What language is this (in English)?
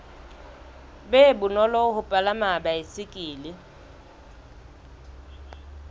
Southern Sotho